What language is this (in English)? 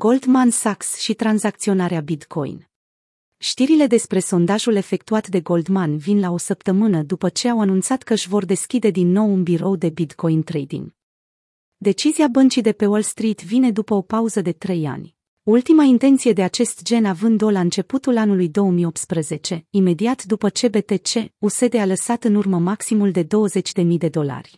Romanian